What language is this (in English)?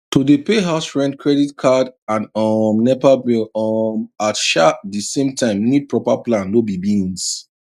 Nigerian Pidgin